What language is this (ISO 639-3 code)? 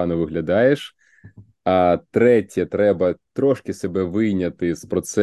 ukr